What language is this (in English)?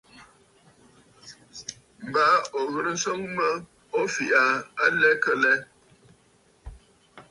Bafut